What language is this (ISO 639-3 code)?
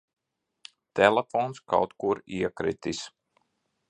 lav